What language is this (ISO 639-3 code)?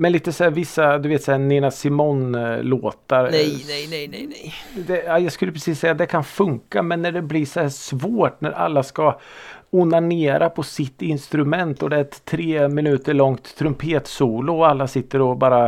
swe